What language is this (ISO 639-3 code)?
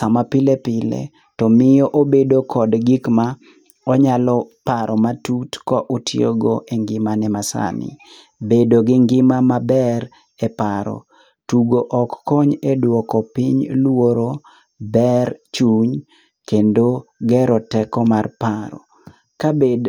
luo